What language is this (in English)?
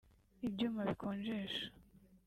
Kinyarwanda